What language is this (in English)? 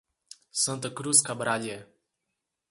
Portuguese